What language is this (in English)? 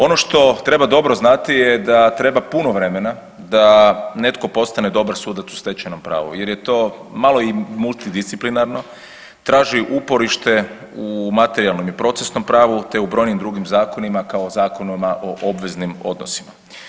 Croatian